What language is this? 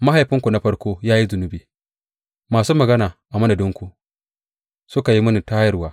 Hausa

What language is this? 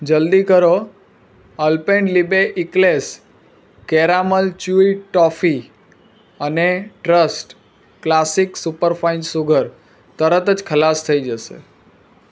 Gujarati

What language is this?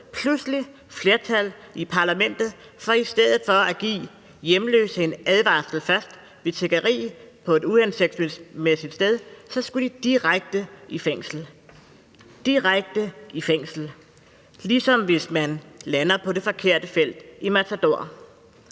Danish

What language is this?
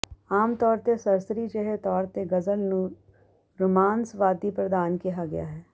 Punjabi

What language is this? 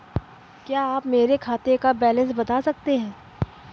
Hindi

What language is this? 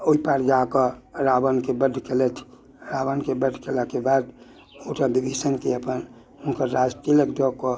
Maithili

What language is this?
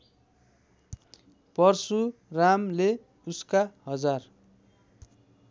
Nepali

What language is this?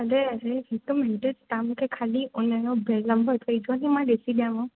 Sindhi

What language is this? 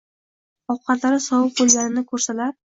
Uzbek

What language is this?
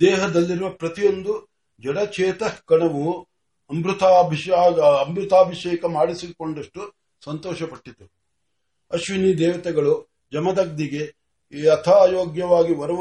Marathi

